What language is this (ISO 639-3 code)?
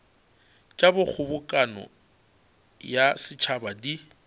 nso